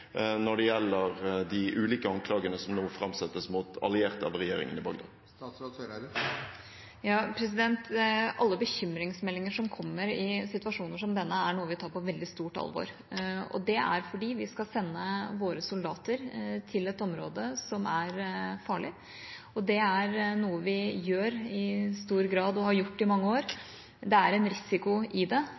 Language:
Norwegian Bokmål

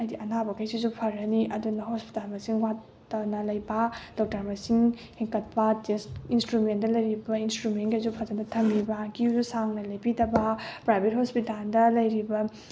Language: Manipuri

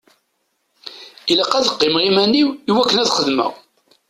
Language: Kabyle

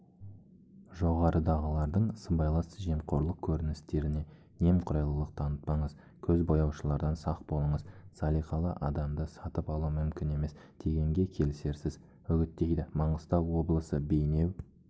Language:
Kazakh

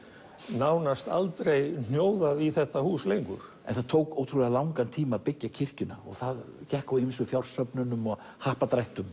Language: Icelandic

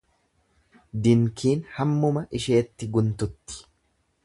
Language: Oromo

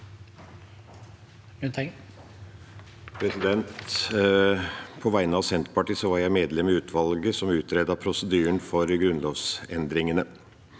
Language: Norwegian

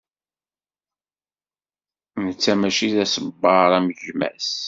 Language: Kabyle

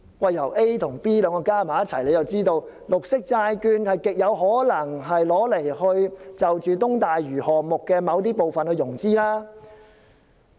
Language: Cantonese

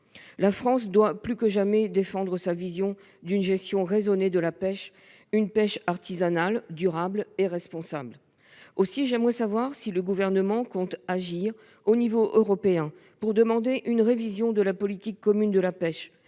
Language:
French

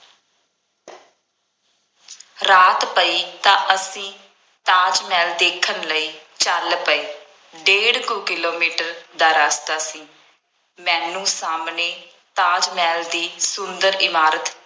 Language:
Punjabi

